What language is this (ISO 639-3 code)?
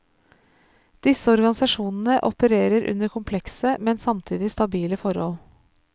nor